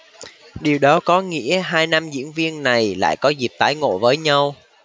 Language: Vietnamese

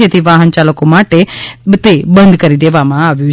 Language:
Gujarati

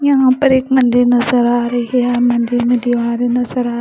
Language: Hindi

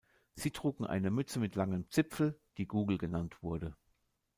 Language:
German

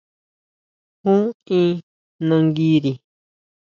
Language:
Huautla Mazatec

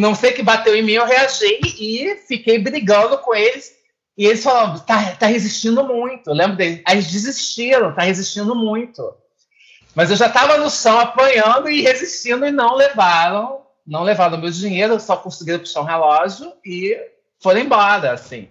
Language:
Portuguese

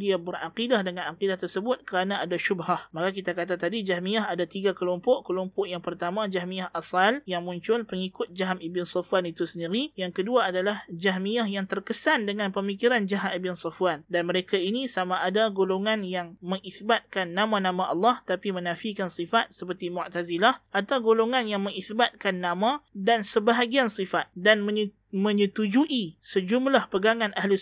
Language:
Malay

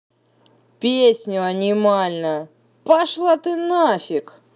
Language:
Russian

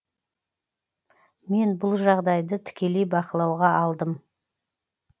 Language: Kazakh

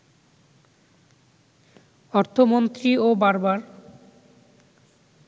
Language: Bangla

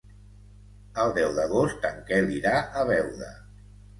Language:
Catalan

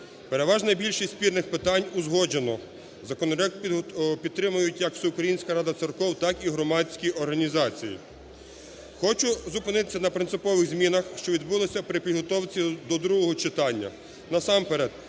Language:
Ukrainian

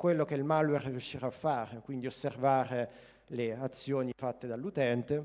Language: Italian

